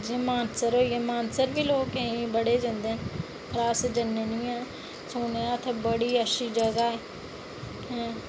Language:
Dogri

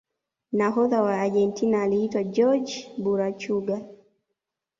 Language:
Swahili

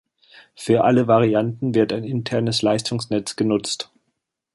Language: German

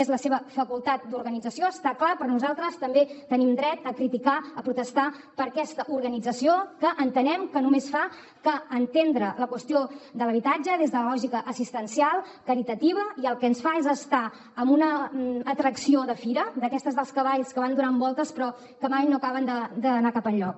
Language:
Catalan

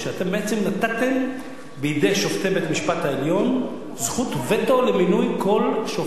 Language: Hebrew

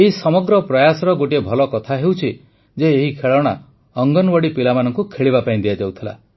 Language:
Odia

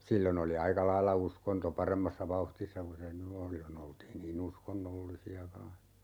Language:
Finnish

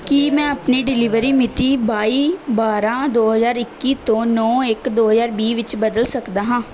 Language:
Punjabi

